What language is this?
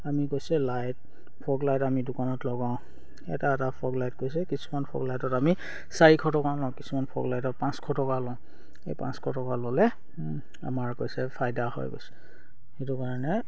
Assamese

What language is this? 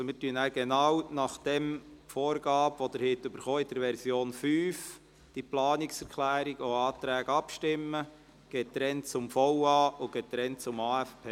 Swiss German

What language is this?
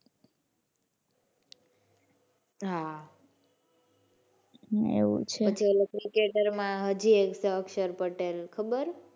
Gujarati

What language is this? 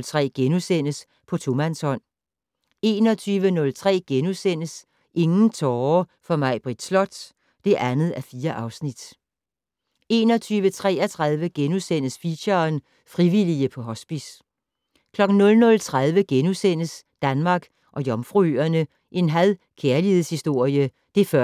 Danish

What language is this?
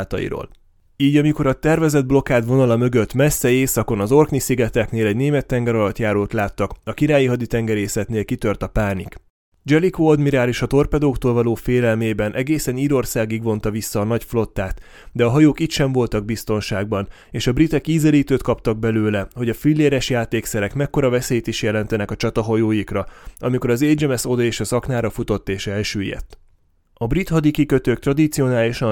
Hungarian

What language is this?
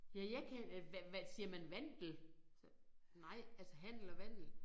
Danish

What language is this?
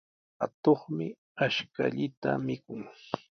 Sihuas Ancash Quechua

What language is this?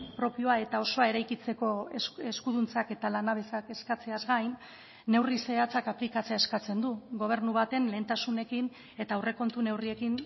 Basque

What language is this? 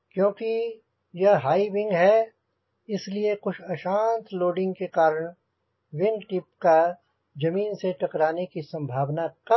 Hindi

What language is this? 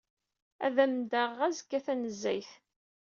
Kabyle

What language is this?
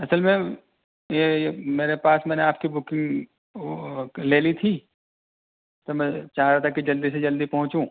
Urdu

